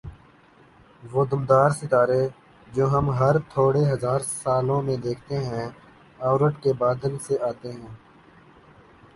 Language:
Urdu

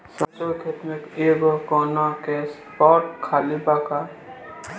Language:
Bhojpuri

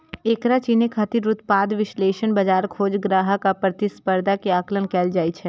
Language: Maithili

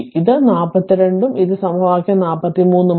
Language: Malayalam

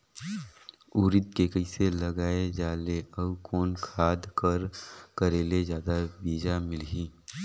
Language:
Chhattisgarhi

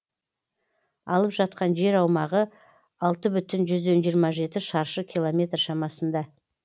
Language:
Kazakh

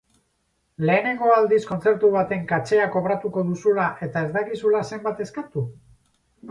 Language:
Basque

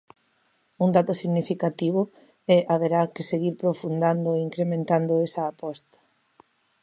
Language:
Galician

